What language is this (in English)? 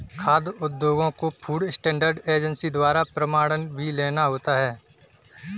Hindi